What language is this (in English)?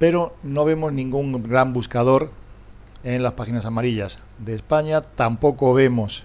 Spanish